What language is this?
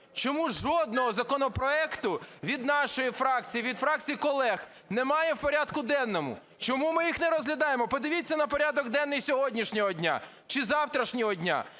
Ukrainian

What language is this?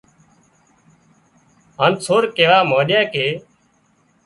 Wadiyara Koli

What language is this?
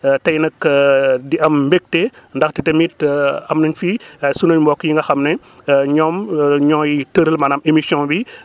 Wolof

